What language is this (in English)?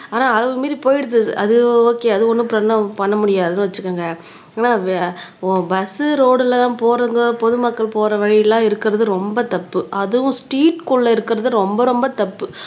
Tamil